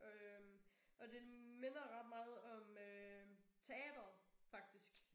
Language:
Danish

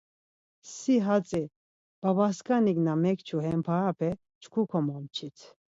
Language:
Laz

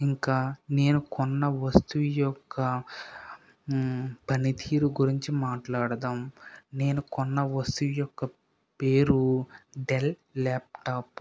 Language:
Telugu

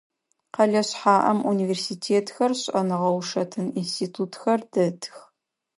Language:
Adyghe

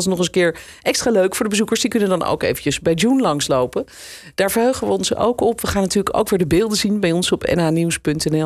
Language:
Dutch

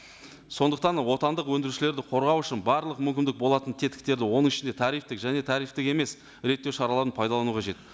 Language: Kazakh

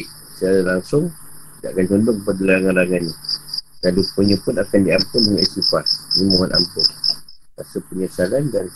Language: Malay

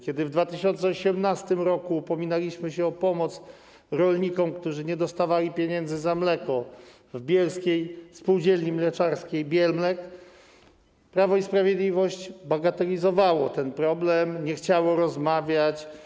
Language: Polish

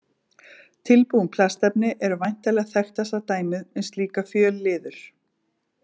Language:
Icelandic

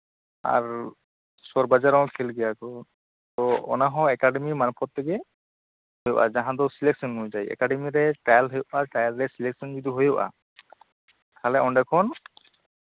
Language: Santali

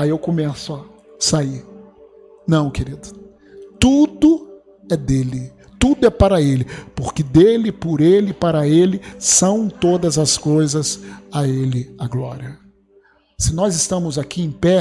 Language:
Portuguese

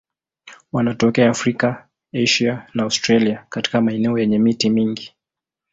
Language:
Swahili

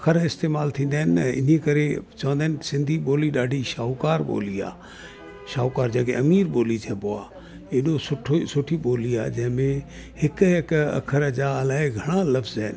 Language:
Sindhi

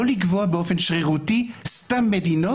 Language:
Hebrew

